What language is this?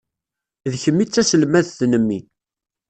Kabyle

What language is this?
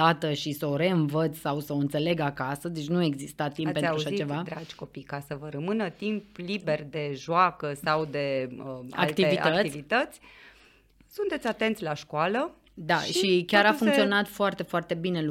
Romanian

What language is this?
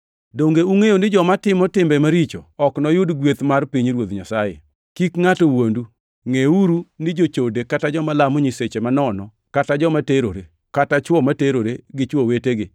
Luo (Kenya and Tanzania)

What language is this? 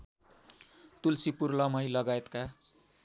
Nepali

